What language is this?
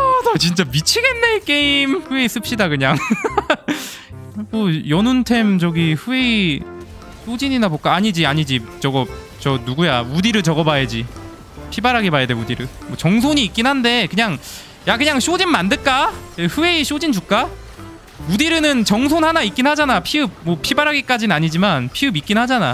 Korean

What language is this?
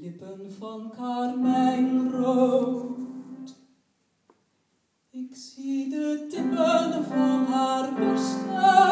Dutch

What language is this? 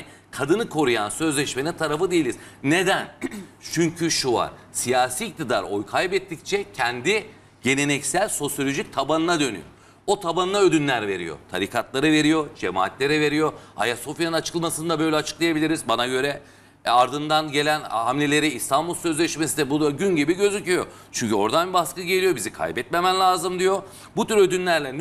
Turkish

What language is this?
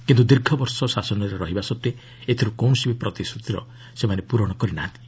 Odia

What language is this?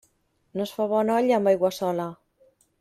Catalan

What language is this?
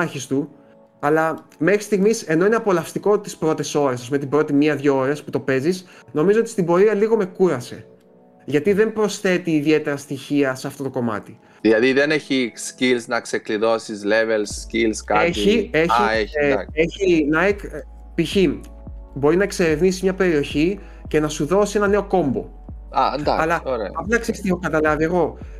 Greek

